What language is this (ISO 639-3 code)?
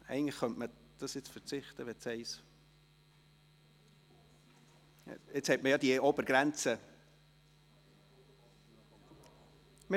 gsw